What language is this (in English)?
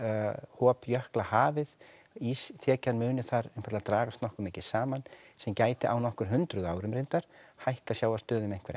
Icelandic